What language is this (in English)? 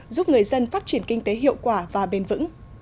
Vietnamese